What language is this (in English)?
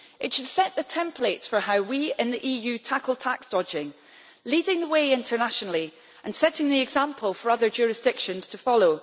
English